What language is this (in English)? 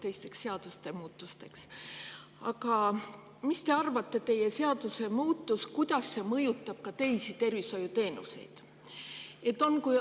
Estonian